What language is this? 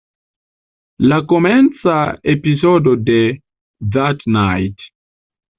Esperanto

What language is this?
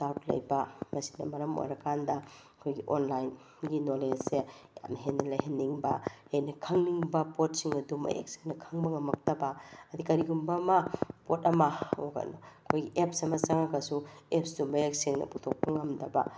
Manipuri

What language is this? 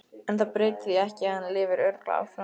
Icelandic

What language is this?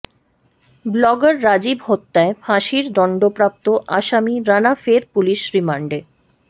Bangla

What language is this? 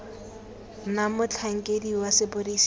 Tswana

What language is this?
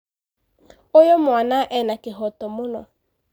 Kikuyu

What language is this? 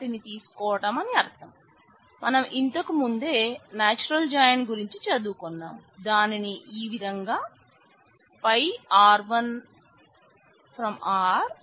Telugu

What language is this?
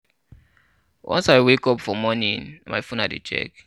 Nigerian Pidgin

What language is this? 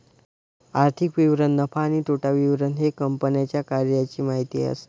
Marathi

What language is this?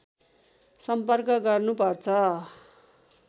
Nepali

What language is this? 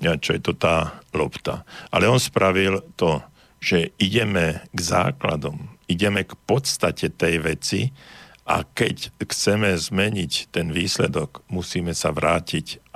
Slovak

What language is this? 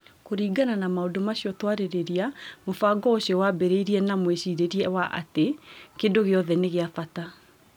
Kikuyu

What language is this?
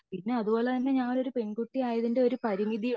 Malayalam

